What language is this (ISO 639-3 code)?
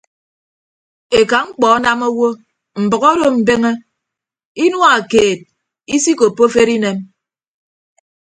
ibb